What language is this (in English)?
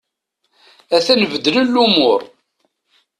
Kabyle